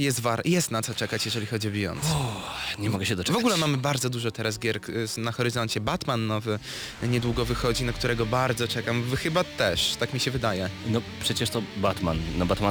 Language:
Polish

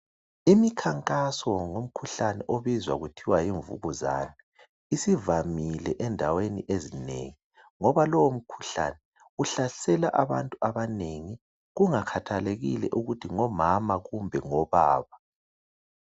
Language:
North Ndebele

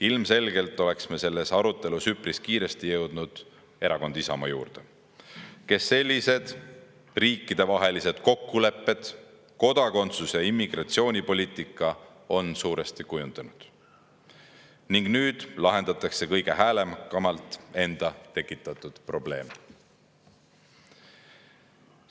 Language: Estonian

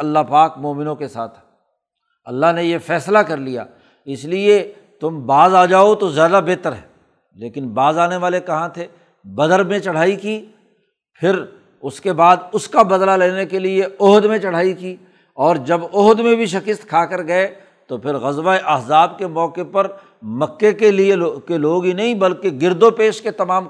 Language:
Urdu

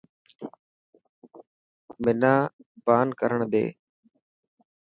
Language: Dhatki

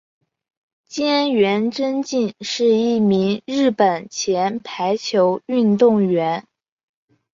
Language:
Chinese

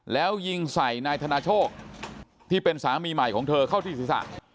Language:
Thai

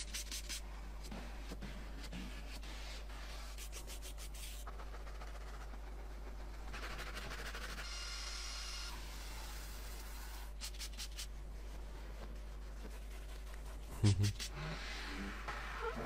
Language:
Turkish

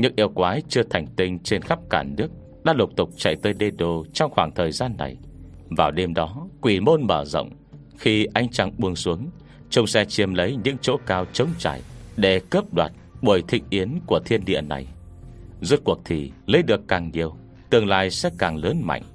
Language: Vietnamese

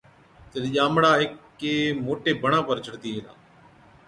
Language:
Od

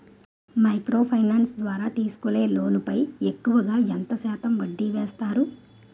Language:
Telugu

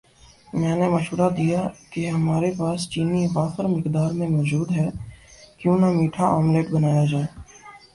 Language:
Urdu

